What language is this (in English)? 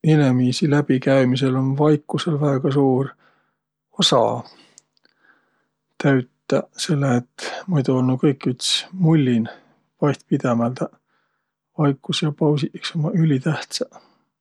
Võro